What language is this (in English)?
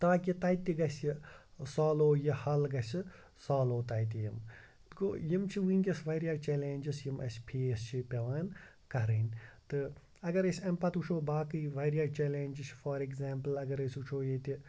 Kashmiri